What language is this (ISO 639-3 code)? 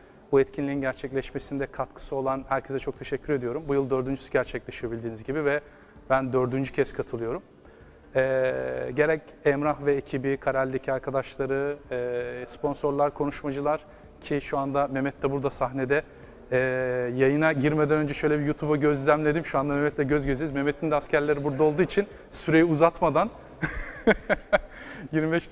tur